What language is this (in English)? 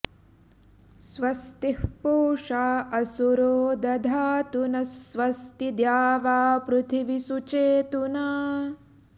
Sanskrit